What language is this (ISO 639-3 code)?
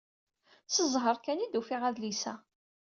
kab